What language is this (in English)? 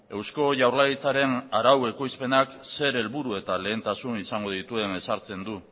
Basque